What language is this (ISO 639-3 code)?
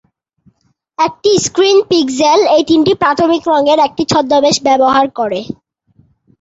ben